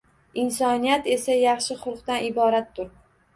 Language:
Uzbek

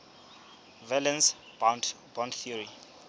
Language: Southern Sotho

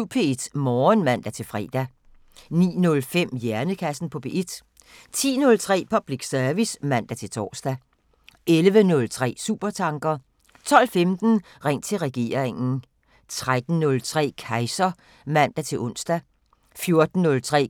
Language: Danish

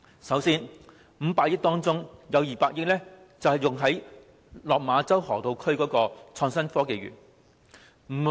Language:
Cantonese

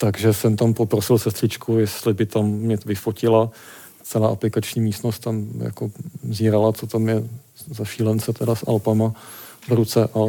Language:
Czech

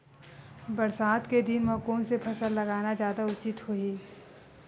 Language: Chhattisgarhi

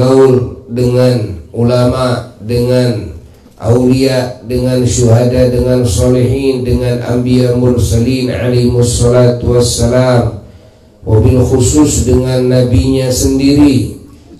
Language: Indonesian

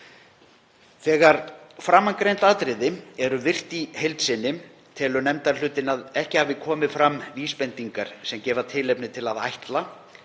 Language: Icelandic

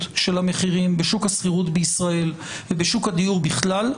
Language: Hebrew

